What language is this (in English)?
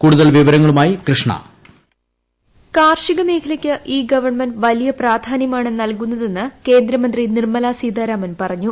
Malayalam